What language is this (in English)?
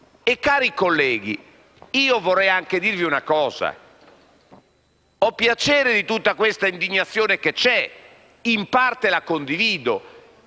Italian